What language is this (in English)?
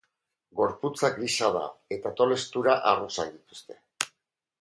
Basque